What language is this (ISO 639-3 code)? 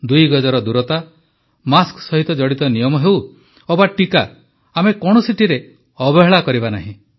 ori